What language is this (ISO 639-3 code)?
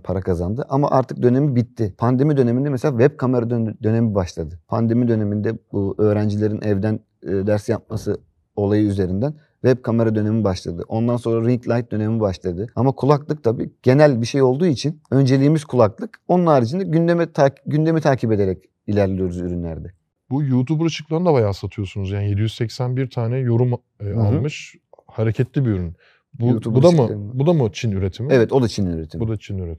tur